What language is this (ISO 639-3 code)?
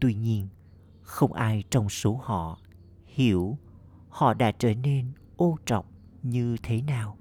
vie